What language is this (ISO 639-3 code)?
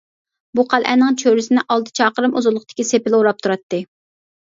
uig